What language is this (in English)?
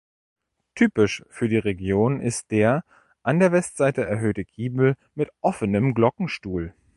German